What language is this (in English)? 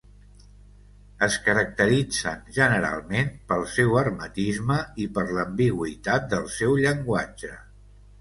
Catalan